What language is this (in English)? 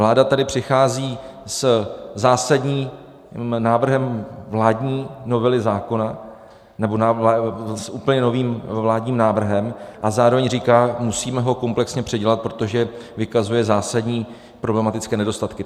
Czech